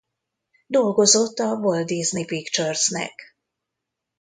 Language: Hungarian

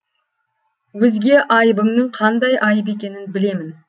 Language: Kazakh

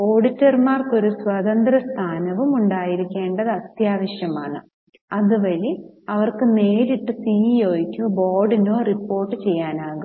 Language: Malayalam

